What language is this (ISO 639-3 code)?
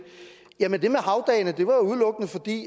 dan